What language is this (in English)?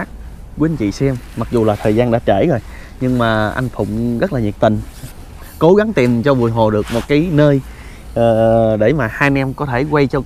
Vietnamese